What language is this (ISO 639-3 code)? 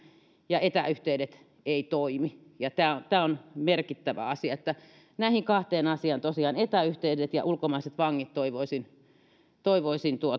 fin